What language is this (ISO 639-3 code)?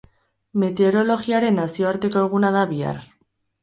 eus